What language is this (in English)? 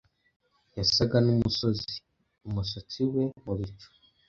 Kinyarwanda